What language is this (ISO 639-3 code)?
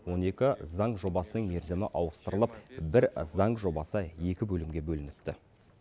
kaz